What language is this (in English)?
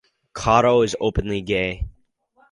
English